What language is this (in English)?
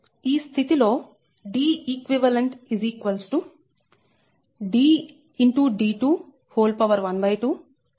Telugu